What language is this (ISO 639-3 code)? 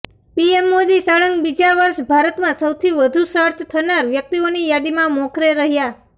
guj